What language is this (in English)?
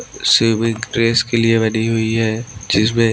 Hindi